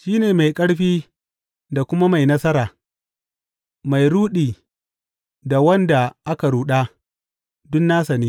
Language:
Hausa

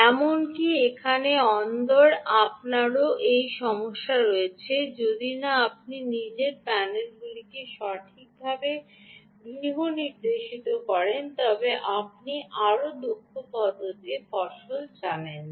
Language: Bangla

